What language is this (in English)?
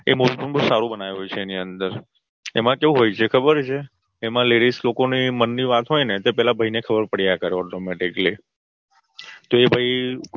Gujarati